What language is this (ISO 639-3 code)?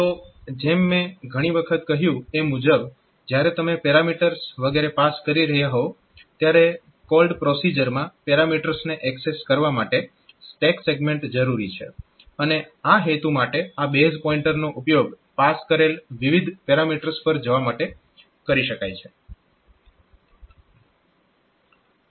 guj